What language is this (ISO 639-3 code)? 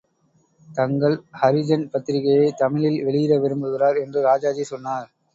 tam